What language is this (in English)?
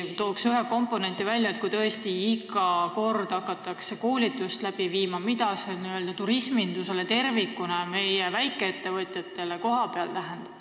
Estonian